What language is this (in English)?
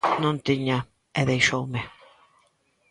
Galician